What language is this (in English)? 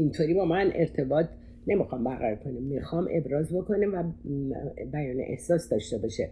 Persian